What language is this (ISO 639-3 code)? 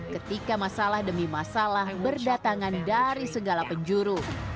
ind